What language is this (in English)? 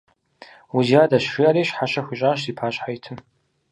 Kabardian